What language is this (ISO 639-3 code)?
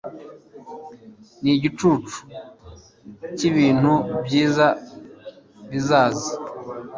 kin